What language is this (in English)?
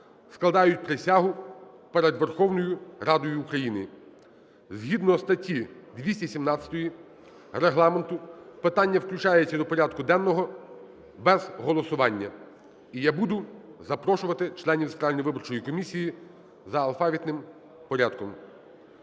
Ukrainian